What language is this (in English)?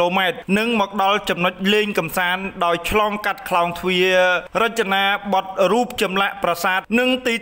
Thai